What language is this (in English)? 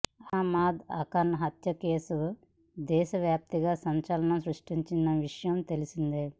Telugu